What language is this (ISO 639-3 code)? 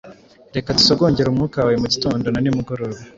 kin